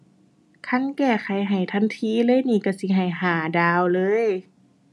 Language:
Thai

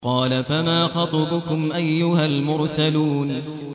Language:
Arabic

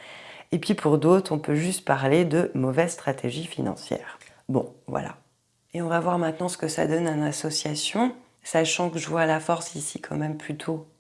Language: French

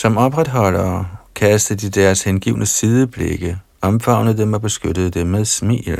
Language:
Danish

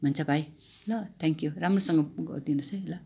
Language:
Nepali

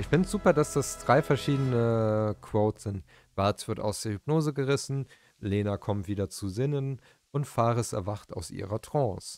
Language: German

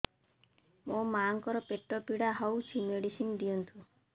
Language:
Odia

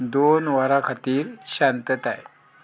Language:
Konkani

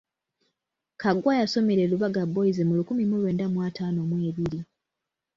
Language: Ganda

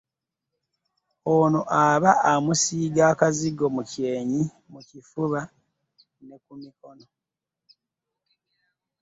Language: Ganda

